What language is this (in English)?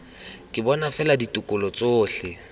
Tswana